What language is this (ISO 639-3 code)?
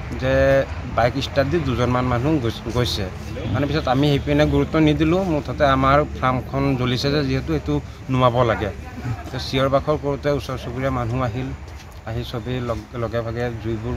ara